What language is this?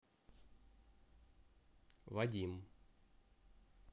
Russian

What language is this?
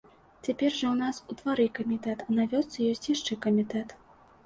Belarusian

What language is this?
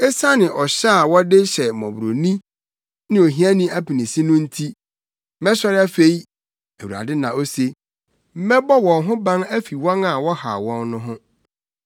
Akan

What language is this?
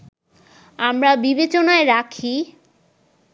Bangla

